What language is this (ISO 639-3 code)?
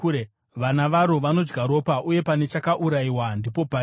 sna